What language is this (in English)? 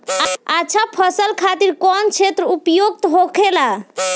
Bhojpuri